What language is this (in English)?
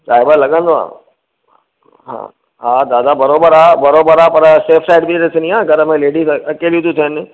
Sindhi